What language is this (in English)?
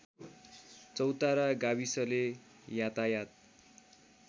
Nepali